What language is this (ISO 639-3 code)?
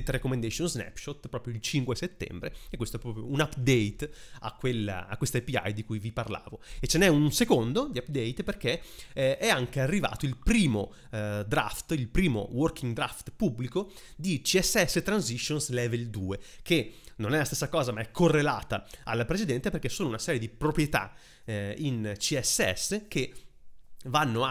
ita